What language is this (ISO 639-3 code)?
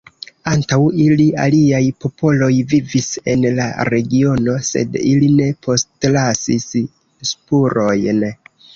epo